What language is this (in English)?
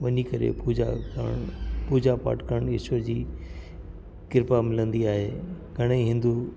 Sindhi